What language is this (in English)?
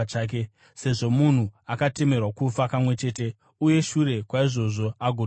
Shona